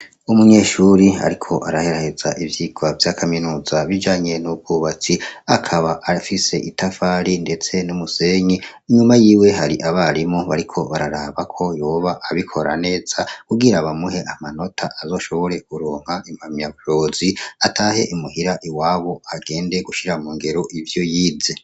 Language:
Rundi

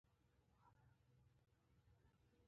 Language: Pashto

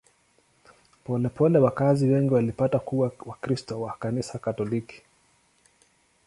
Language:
Swahili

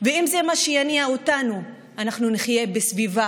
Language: Hebrew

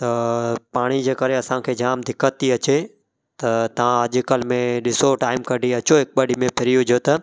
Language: Sindhi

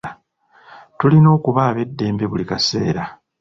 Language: Ganda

